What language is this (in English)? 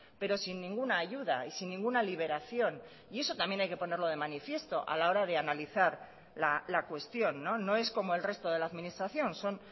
Spanish